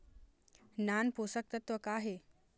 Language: Chhattisgarhi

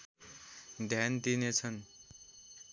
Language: Nepali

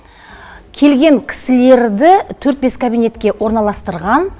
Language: Kazakh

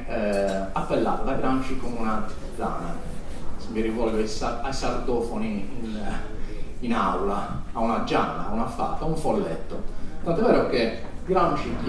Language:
Italian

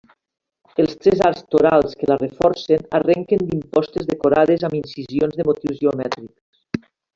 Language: Catalan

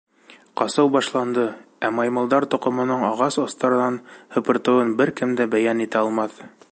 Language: Bashkir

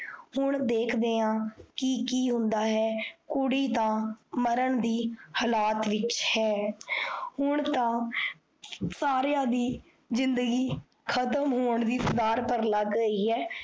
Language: Punjabi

